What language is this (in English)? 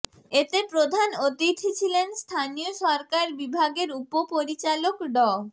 Bangla